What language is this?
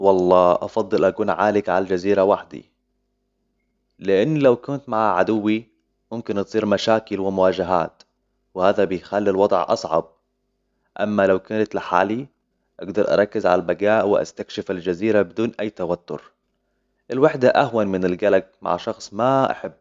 Hijazi Arabic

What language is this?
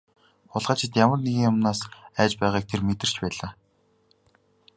Mongolian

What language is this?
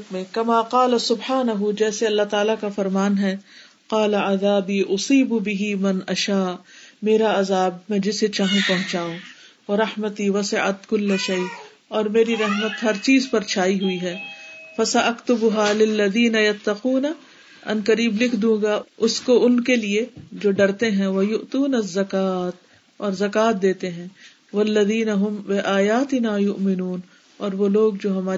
Urdu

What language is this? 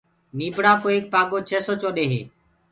Gurgula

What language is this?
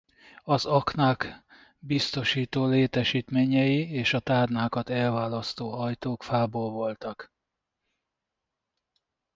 Hungarian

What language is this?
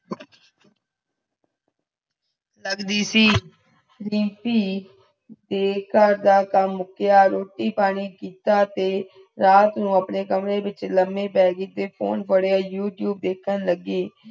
Punjabi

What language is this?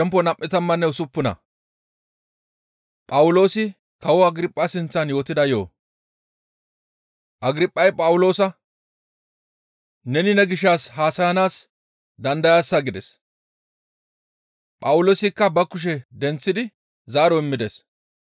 Gamo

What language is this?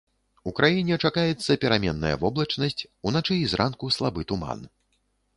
Belarusian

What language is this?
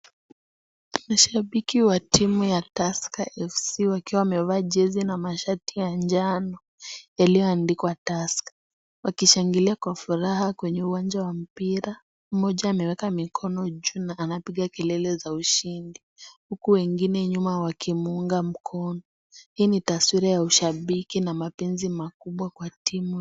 Swahili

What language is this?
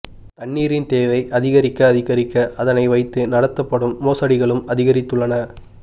Tamil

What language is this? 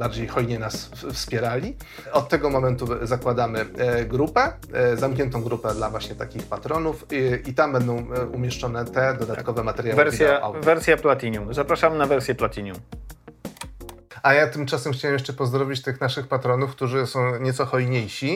Polish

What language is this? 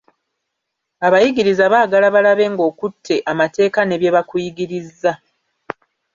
Ganda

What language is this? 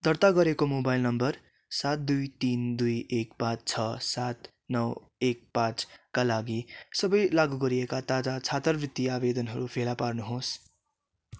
Nepali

